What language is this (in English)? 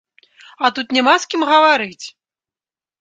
Belarusian